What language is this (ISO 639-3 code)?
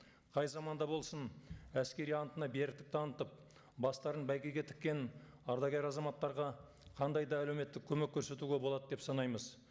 kaz